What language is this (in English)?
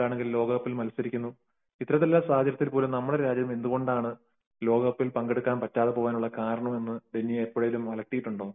Malayalam